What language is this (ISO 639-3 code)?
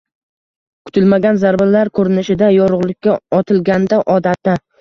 uzb